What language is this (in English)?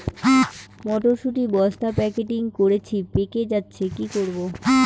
Bangla